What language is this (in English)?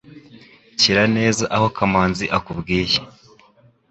Kinyarwanda